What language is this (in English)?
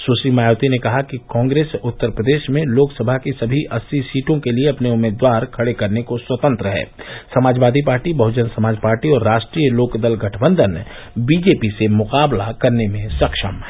Hindi